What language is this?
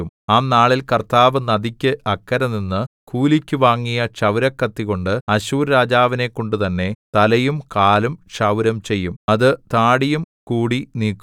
Malayalam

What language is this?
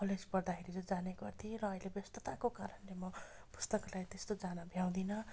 Nepali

